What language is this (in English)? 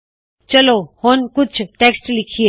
Punjabi